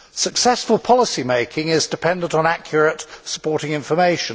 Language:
English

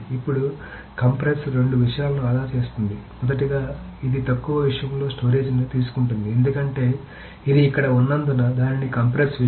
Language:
Telugu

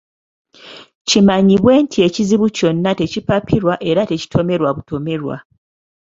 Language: Ganda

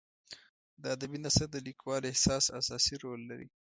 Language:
Pashto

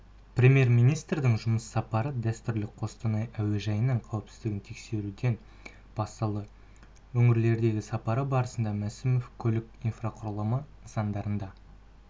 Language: Kazakh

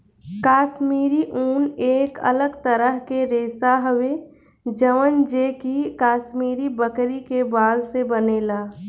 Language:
Bhojpuri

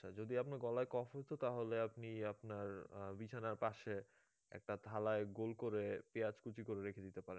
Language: Bangla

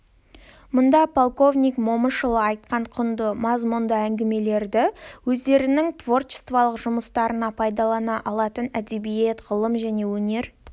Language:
Kazakh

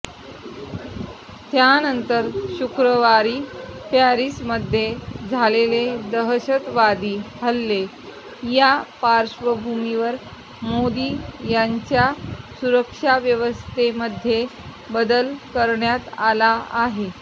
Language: Marathi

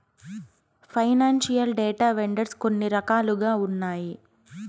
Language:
Telugu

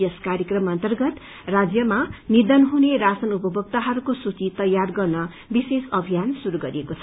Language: Nepali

